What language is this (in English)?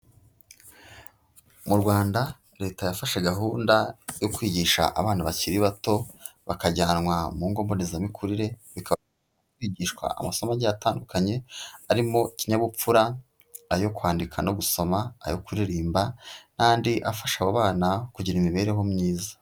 Kinyarwanda